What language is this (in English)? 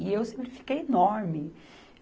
Portuguese